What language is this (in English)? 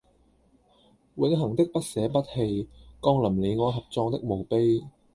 Cantonese